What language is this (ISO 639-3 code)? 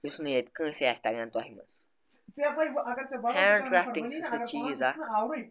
kas